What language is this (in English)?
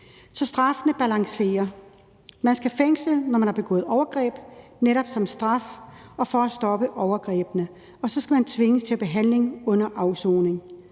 Danish